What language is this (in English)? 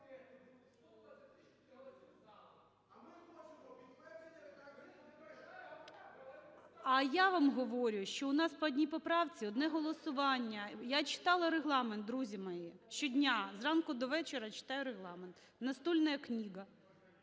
Ukrainian